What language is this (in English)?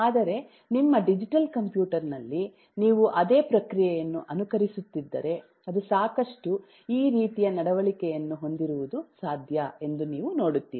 Kannada